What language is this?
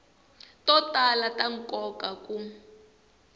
Tsonga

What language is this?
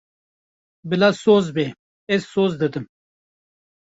Kurdish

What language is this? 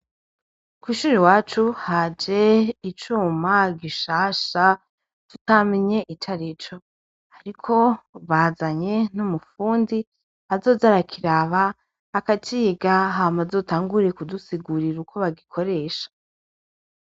Rundi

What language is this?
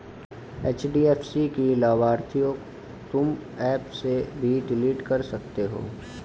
Hindi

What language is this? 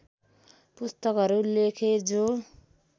Nepali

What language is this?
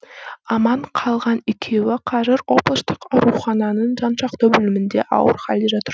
Kazakh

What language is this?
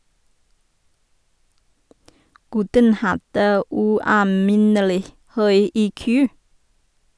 Norwegian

